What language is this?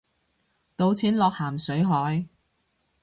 Cantonese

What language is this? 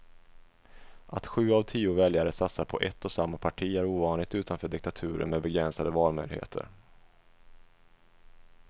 Swedish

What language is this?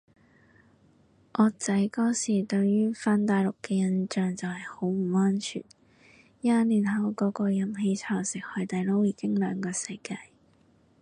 Cantonese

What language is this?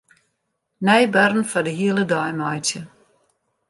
Western Frisian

